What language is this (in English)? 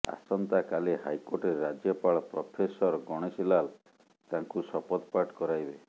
Odia